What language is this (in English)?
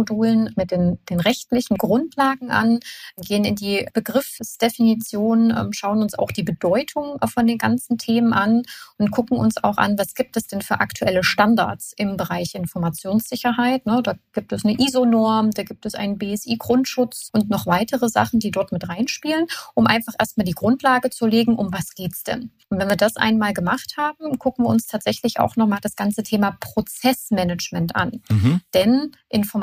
German